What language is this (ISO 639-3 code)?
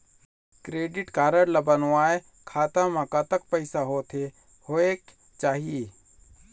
hne